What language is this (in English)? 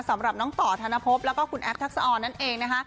Thai